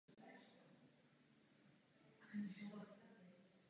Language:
Czech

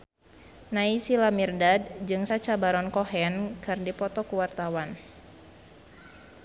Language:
Sundanese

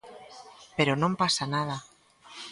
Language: Galician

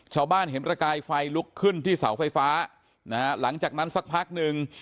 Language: Thai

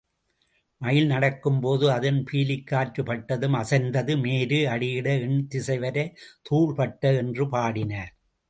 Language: Tamil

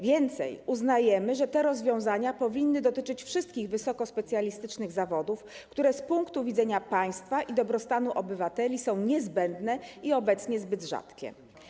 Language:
Polish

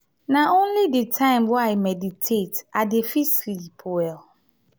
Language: Nigerian Pidgin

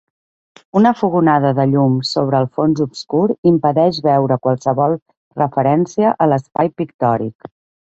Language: Catalan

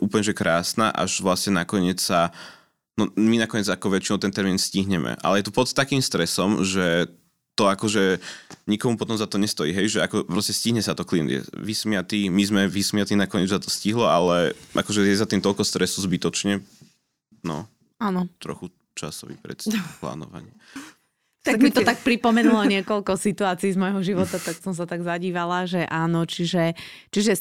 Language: Slovak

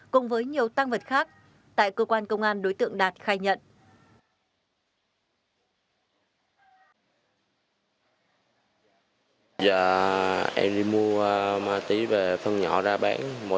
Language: Vietnamese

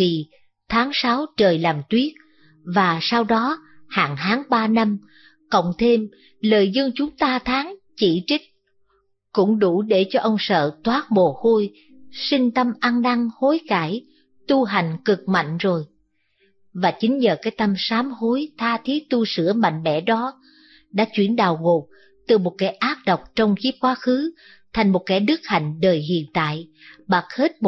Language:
Vietnamese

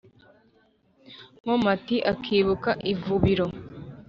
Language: Kinyarwanda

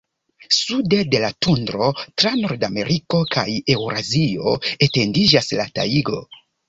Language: Esperanto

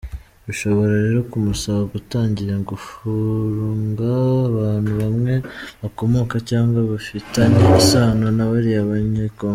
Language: Kinyarwanda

